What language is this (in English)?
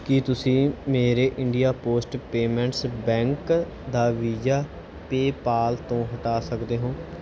Punjabi